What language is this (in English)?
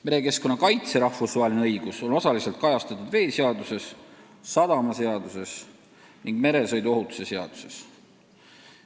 Estonian